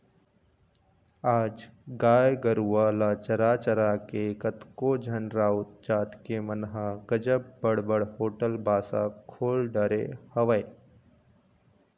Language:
Chhattisgarhi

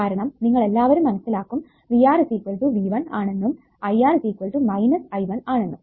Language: Malayalam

